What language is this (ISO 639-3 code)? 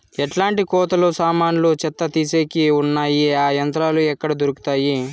tel